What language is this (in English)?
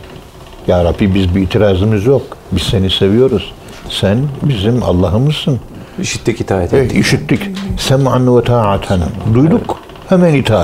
Turkish